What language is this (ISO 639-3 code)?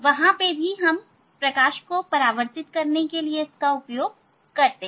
hin